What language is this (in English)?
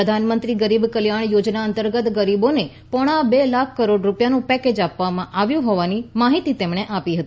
Gujarati